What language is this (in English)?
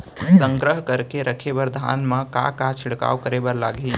Chhattisgarhi